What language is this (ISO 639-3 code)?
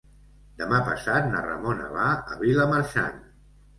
cat